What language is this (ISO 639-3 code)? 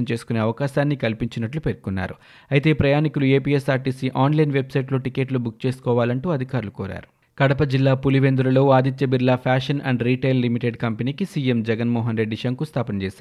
tel